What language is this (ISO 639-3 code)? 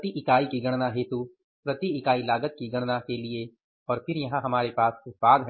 hin